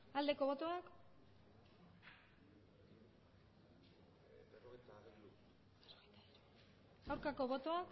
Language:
Basque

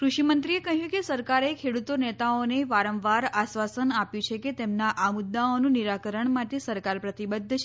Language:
Gujarati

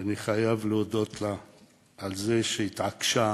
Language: Hebrew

